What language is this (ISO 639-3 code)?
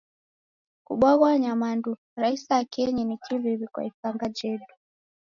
dav